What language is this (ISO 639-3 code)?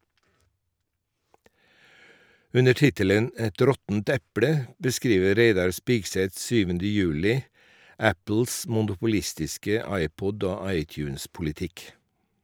nor